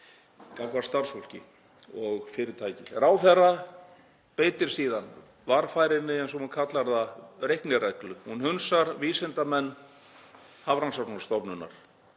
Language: Icelandic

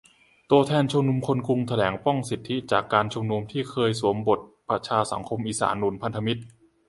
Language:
Thai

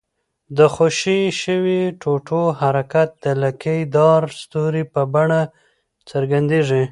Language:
Pashto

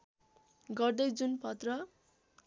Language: Nepali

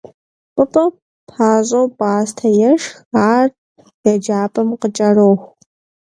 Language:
Kabardian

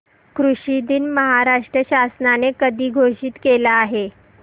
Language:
Marathi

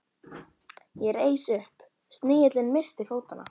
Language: Icelandic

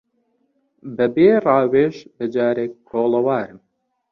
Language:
Central Kurdish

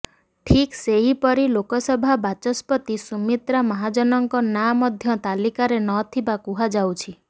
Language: Odia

